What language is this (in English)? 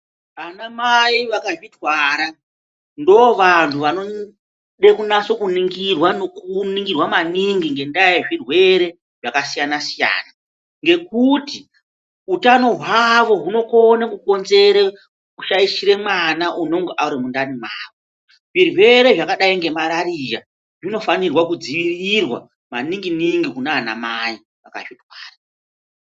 Ndau